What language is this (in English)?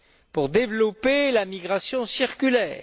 French